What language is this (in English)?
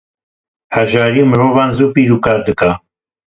Kurdish